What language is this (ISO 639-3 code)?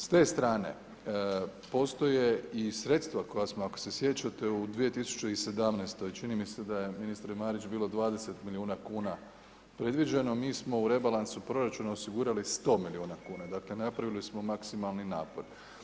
hrv